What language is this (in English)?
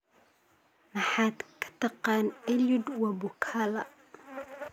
Somali